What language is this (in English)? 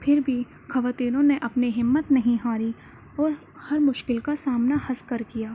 Urdu